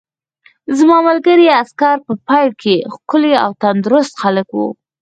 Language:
Pashto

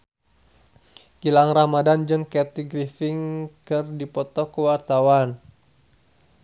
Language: Sundanese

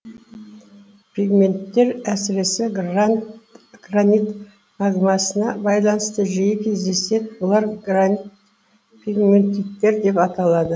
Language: Kazakh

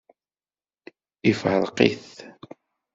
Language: Kabyle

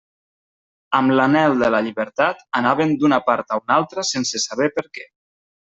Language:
Catalan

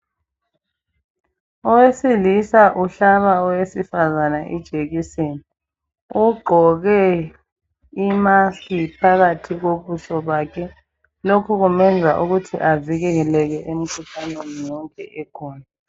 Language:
North Ndebele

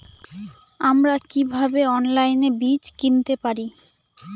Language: Bangla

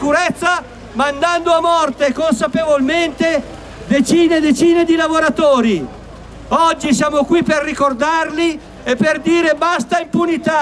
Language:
Italian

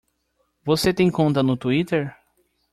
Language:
Portuguese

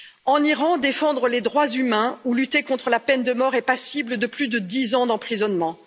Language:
French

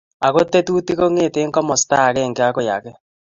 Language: Kalenjin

